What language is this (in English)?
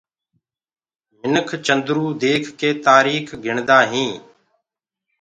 Gurgula